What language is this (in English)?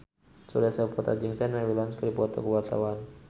Sundanese